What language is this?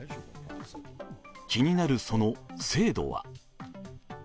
Japanese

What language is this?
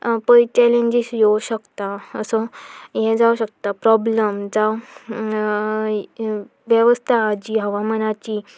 Konkani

